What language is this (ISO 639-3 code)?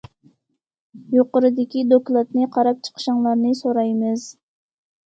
uig